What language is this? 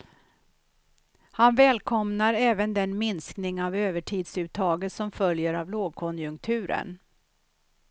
Swedish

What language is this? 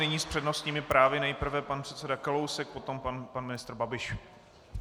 Czech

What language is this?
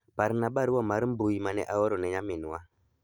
Luo (Kenya and Tanzania)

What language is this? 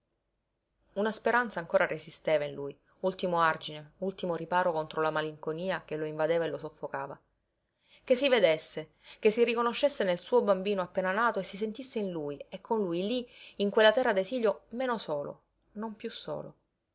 Italian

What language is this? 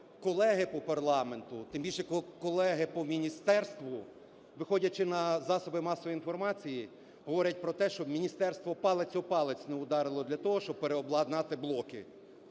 Ukrainian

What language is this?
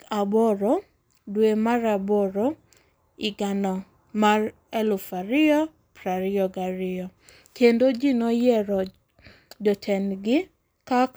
Luo (Kenya and Tanzania)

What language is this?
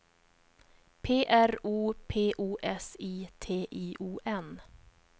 Swedish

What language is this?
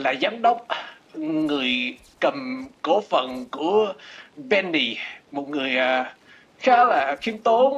Vietnamese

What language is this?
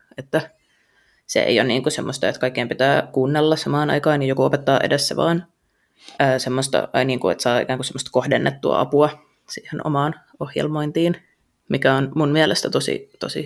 Finnish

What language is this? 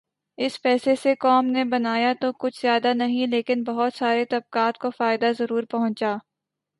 Urdu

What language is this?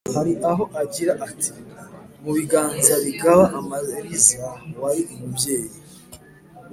Kinyarwanda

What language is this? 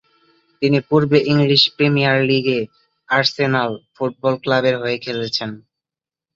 Bangla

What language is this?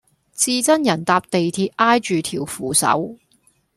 Cantonese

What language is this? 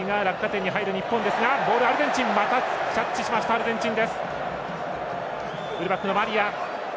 Japanese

